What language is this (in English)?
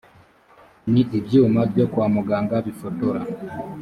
Kinyarwanda